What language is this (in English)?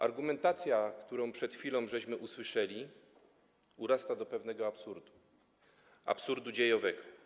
Polish